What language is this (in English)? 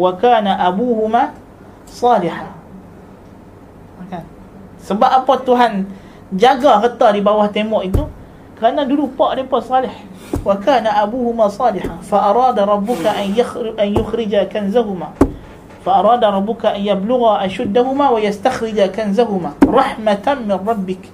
Malay